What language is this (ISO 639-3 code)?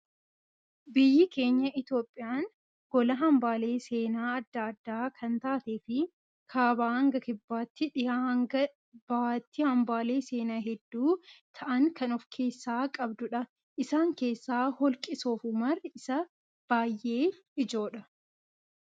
orm